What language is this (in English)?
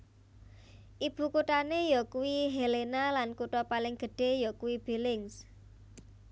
Javanese